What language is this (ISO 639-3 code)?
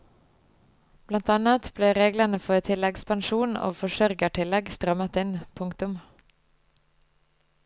nor